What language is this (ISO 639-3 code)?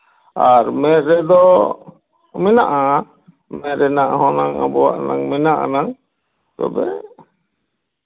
sat